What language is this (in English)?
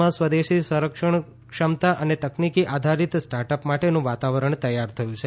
Gujarati